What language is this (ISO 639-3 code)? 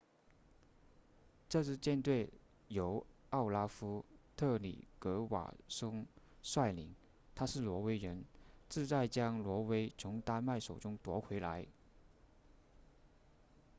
zho